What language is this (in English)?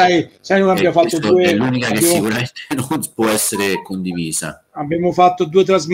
Italian